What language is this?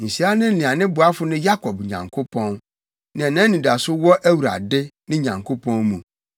Akan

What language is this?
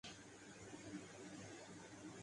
Urdu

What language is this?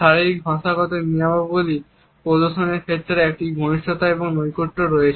Bangla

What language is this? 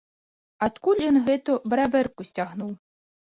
Belarusian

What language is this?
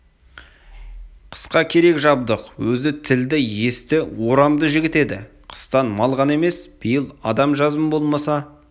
Kazakh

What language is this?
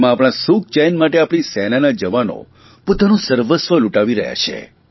Gujarati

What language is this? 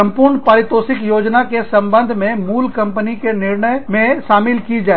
Hindi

